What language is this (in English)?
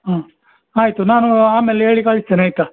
Kannada